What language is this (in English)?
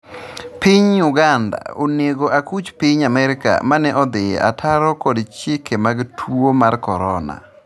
Luo (Kenya and Tanzania)